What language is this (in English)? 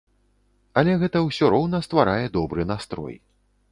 Belarusian